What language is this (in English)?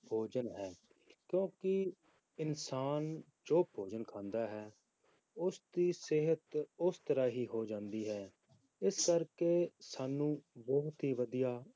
Punjabi